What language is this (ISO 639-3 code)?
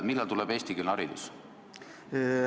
est